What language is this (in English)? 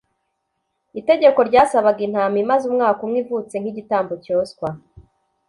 Kinyarwanda